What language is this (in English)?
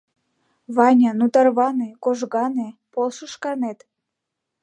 Mari